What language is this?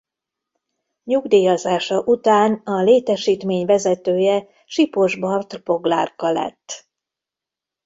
Hungarian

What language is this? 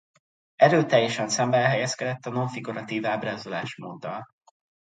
Hungarian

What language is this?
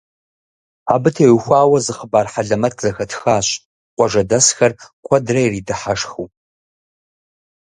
Kabardian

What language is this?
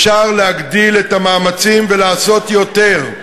Hebrew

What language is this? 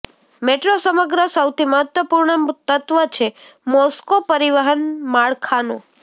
Gujarati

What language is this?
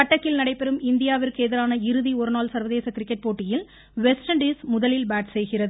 Tamil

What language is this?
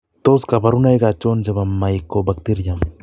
Kalenjin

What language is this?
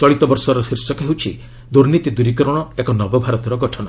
Odia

